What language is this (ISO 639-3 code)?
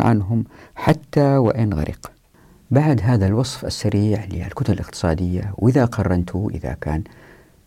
ara